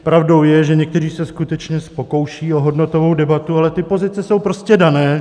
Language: Czech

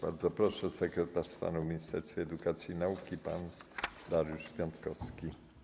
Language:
Polish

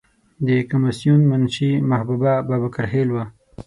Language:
Pashto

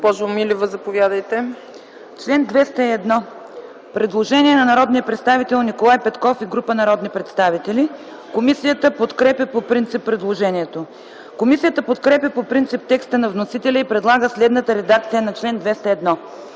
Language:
Bulgarian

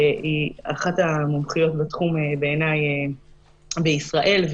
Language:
Hebrew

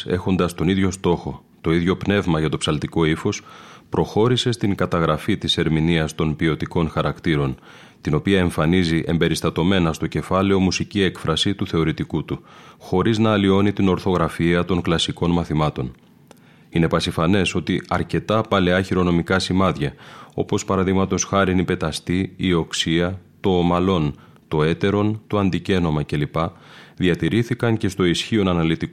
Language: Greek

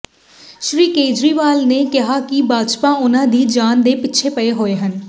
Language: Punjabi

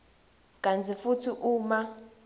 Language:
Swati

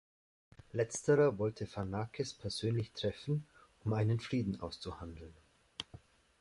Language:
German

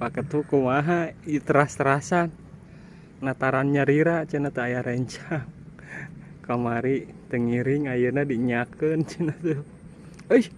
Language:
Indonesian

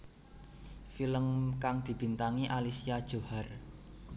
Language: Javanese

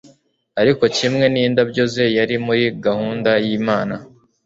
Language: Kinyarwanda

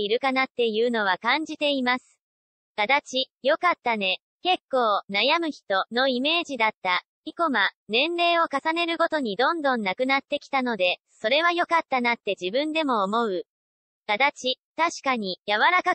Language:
Japanese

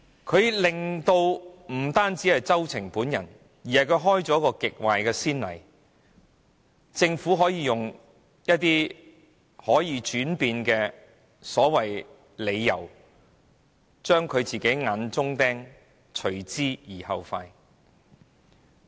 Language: Cantonese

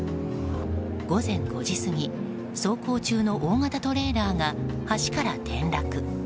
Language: Japanese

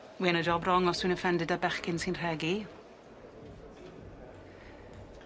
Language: Welsh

